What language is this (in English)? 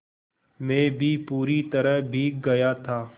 Hindi